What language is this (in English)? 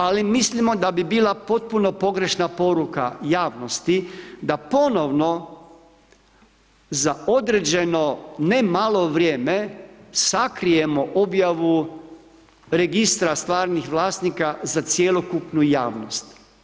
Croatian